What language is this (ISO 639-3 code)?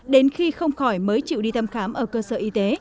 vie